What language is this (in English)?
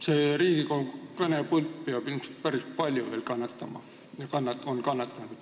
Estonian